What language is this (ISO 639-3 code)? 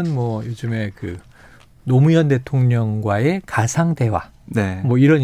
kor